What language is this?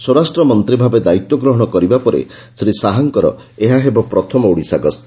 Odia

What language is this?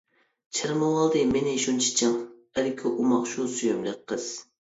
Uyghur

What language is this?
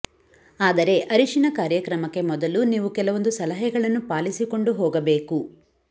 Kannada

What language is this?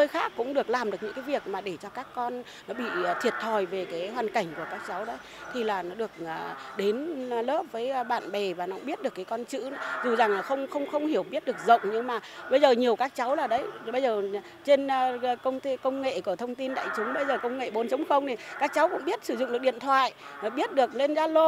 Vietnamese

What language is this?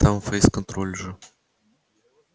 Russian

